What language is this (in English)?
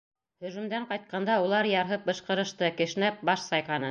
Bashkir